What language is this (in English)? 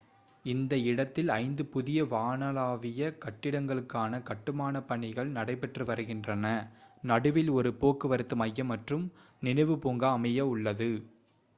Tamil